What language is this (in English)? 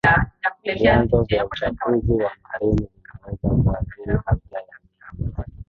Swahili